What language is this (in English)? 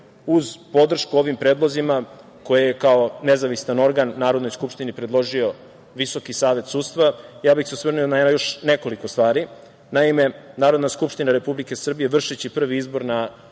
Serbian